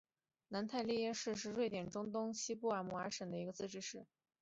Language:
Chinese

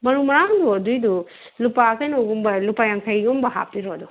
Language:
Manipuri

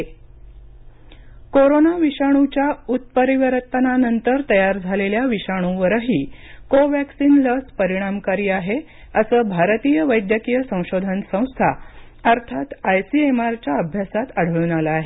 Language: Marathi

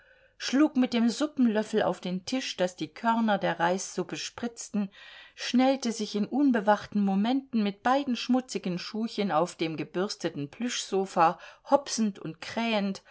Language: German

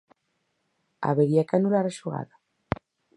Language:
Galician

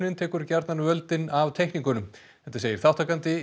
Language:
Icelandic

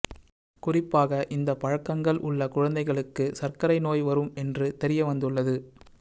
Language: Tamil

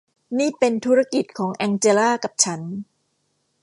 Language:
Thai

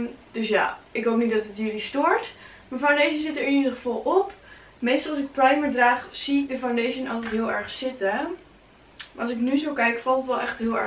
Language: Dutch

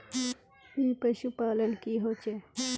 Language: Magahi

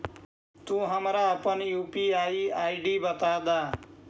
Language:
Magahi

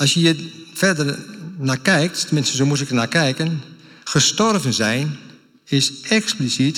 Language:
Dutch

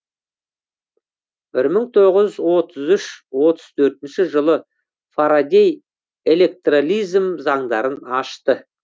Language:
Kazakh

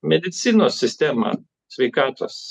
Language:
Lithuanian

